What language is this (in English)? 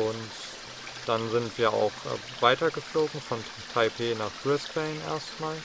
German